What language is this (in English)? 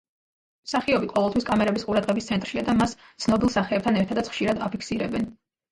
Georgian